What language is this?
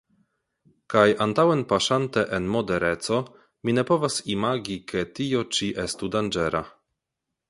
Esperanto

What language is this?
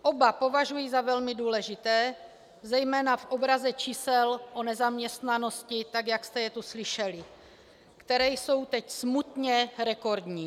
Czech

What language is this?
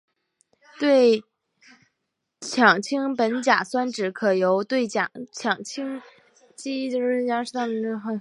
Chinese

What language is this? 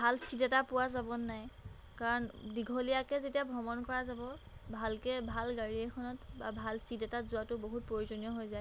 Assamese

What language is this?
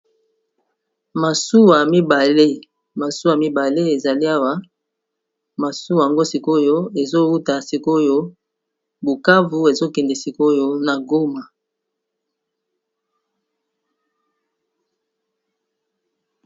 Lingala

